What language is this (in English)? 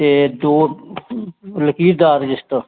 Dogri